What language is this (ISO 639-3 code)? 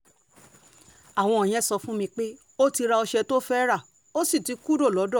yor